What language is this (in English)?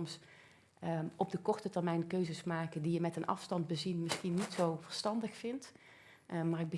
Dutch